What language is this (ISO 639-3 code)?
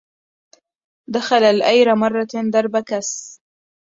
ara